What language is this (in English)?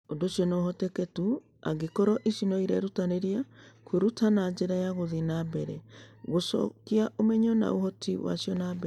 Kikuyu